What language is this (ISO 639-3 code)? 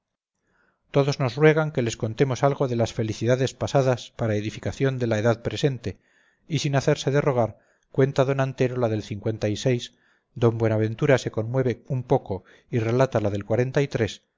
spa